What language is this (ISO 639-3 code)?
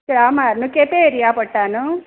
kok